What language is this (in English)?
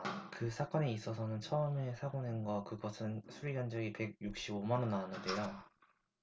Korean